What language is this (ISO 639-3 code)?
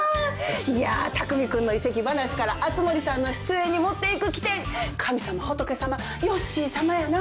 jpn